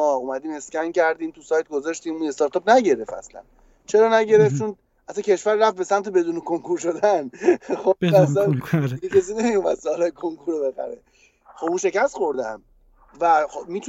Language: Persian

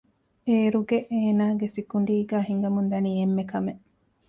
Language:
Divehi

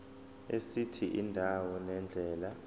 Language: Zulu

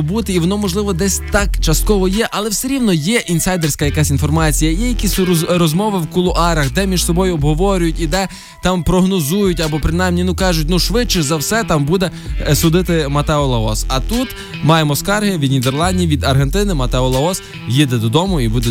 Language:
Ukrainian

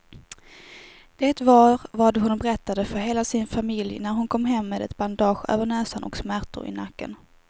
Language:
Swedish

